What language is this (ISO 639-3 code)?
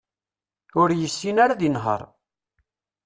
kab